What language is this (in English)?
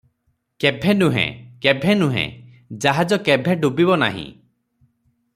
Odia